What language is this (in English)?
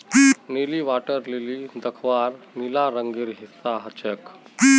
Magahi